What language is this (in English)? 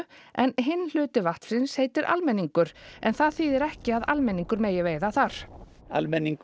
Icelandic